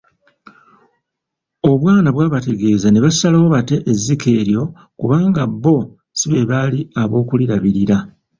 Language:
Ganda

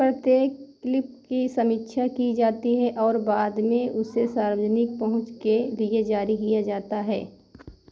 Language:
Hindi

